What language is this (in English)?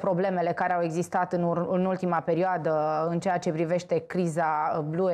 Romanian